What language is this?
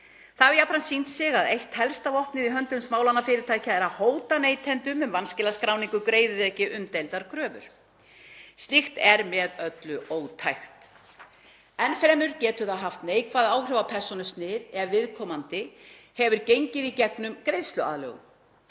Icelandic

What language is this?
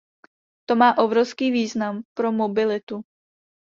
Czech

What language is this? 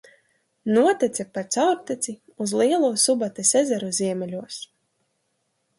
Latvian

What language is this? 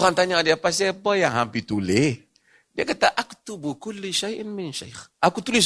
Malay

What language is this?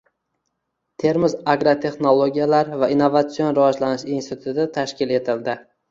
Uzbek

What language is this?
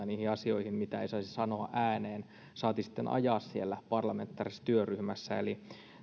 Finnish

